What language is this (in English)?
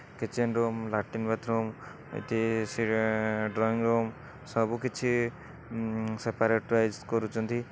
Odia